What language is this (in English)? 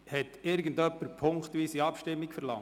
Swiss German